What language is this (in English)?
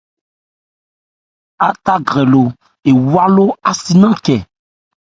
Ebrié